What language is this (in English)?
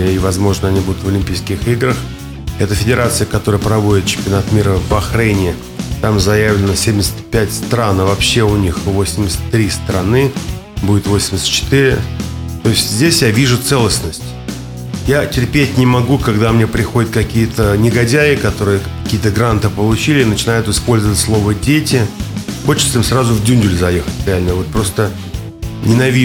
Russian